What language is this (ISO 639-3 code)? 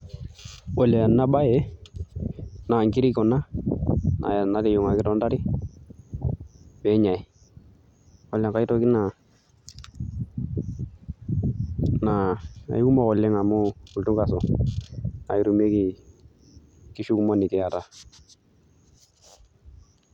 mas